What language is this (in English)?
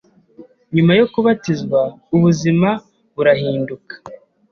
Kinyarwanda